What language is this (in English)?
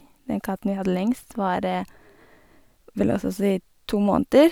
Norwegian